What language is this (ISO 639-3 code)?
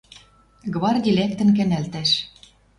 mrj